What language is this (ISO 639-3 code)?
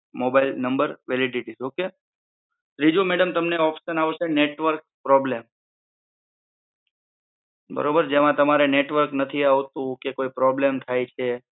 guj